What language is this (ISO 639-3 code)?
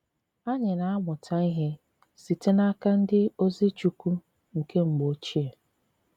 ibo